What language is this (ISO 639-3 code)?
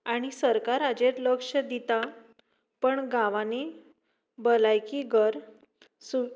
kok